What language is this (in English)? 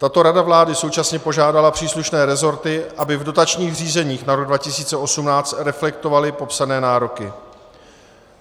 Czech